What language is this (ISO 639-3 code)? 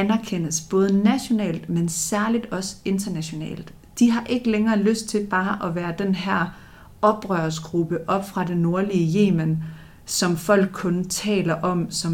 dan